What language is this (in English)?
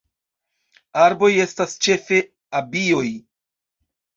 Esperanto